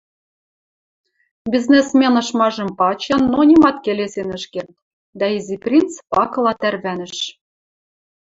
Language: Western Mari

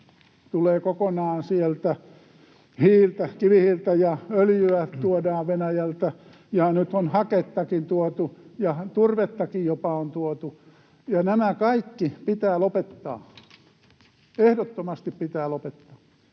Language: Finnish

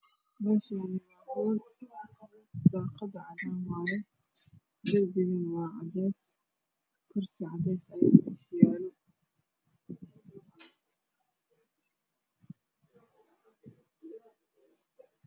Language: Somali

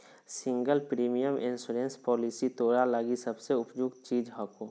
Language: Magahi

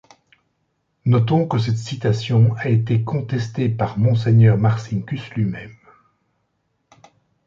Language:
French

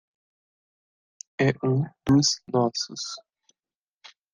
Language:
Portuguese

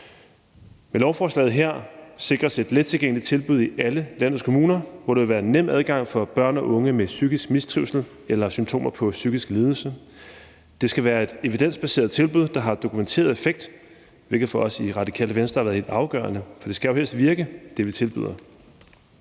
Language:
Danish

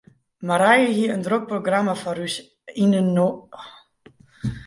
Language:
Western Frisian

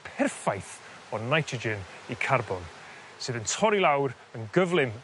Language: Welsh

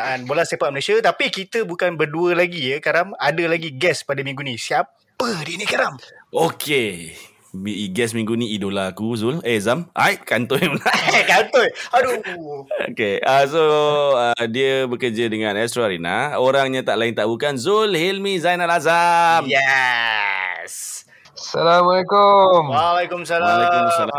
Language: Malay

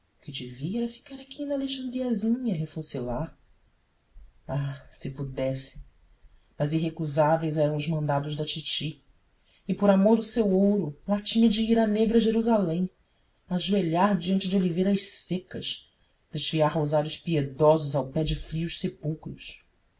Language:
Portuguese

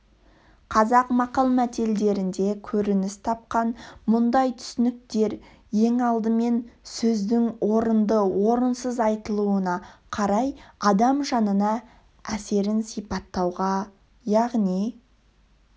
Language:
Kazakh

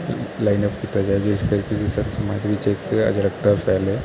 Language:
Punjabi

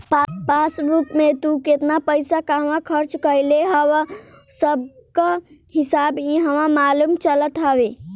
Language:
Bhojpuri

